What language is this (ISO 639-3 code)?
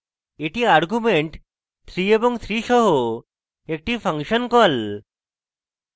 ben